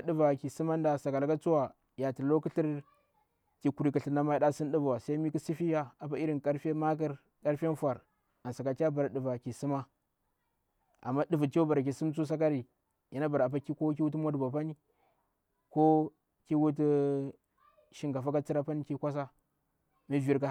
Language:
Bura-Pabir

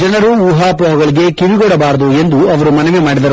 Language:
Kannada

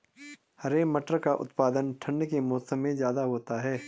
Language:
Hindi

